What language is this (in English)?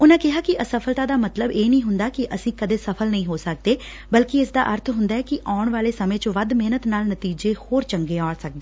Punjabi